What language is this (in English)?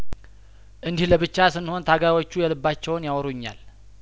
Amharic